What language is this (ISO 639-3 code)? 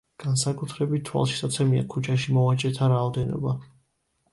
kat